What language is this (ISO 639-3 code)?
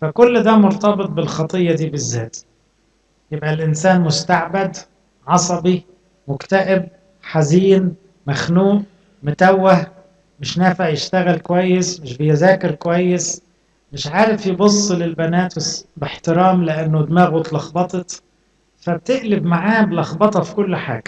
ara